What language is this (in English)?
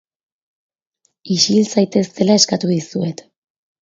Basque